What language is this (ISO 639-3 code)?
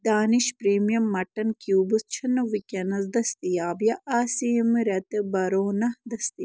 kas